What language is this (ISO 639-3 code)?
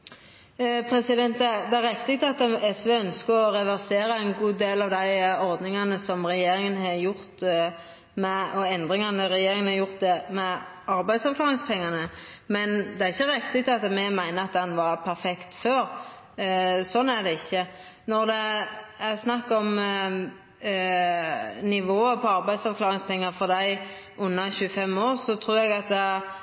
nno